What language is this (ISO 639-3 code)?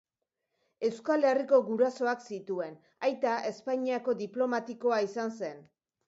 eus